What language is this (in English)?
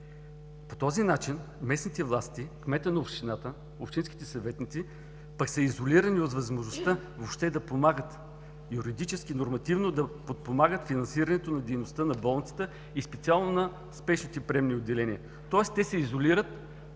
Bulgarian